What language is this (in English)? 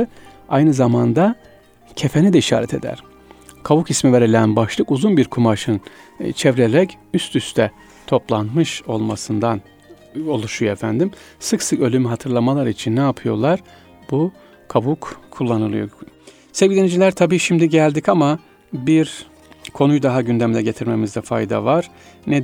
Turkish